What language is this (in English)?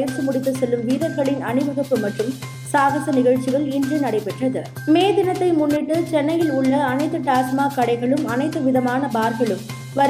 Tamil